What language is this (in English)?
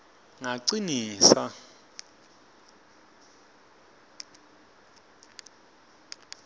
Swati